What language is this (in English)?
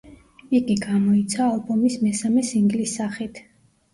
Georgian